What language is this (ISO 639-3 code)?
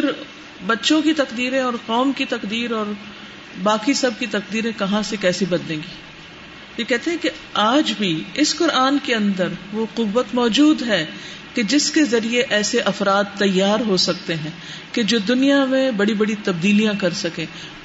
urd